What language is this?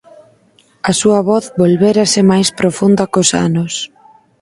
Galician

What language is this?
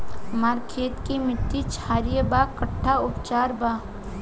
Bhojpuri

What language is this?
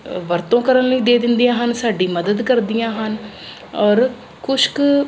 Punjabi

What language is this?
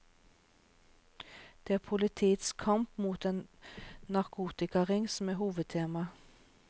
Norwegian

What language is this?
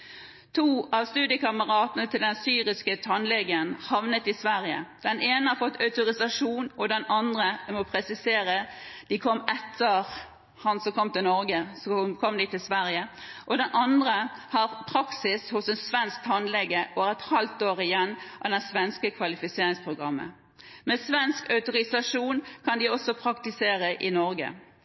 Norwegian Bokmål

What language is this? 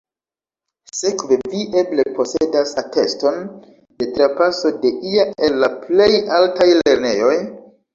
Esperanto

